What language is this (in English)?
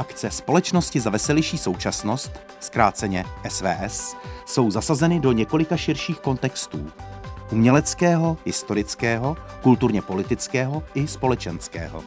Czech